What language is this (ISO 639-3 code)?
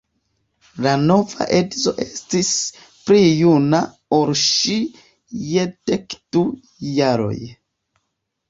epo